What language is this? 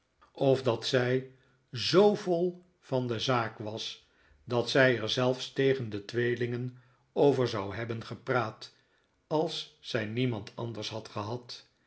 Dutch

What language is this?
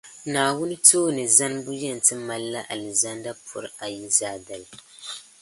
Dagbani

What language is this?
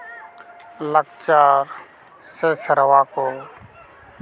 Santali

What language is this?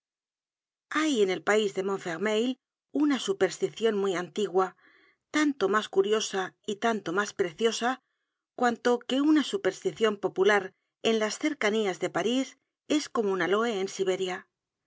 Spanish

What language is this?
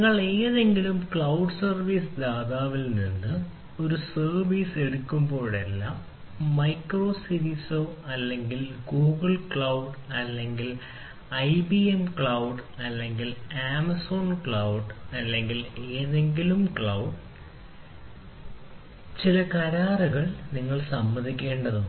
Malayalam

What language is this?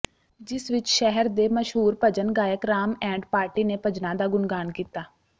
Punjabi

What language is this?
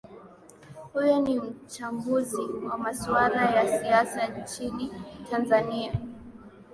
Swahili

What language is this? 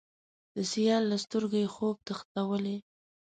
Pashto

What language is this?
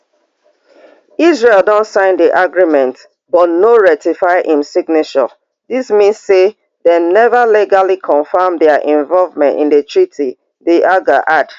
Nigerian Pidgin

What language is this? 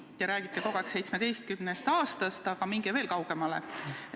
Estonian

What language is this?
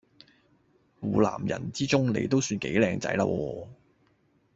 Cantonese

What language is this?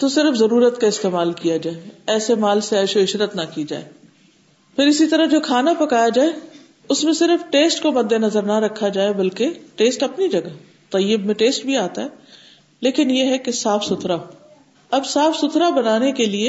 Urdu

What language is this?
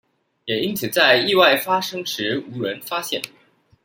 Chinese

